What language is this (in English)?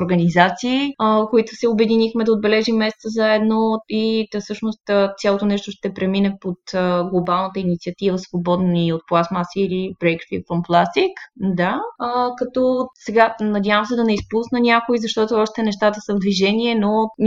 Bulgarian